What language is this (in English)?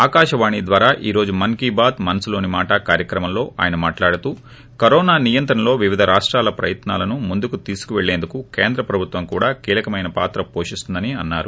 Telugu